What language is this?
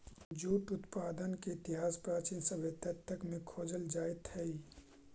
Magahi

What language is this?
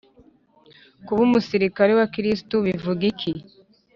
Kinyarwanda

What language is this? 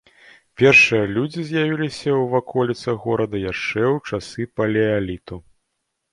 Belarusian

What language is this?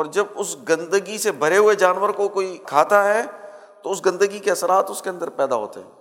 Urdu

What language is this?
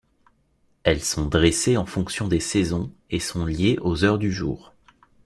French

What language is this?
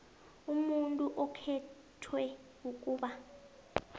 South Ndebele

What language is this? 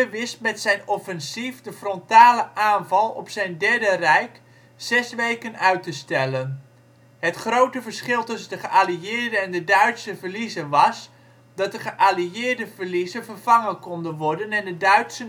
Dutch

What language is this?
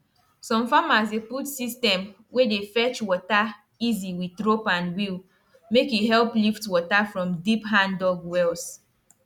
Nigerian Pidgin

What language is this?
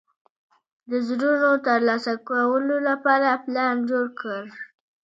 Pashto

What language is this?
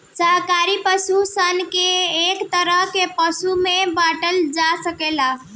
Bhojpuri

